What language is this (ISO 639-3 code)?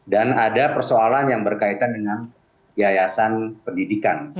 ind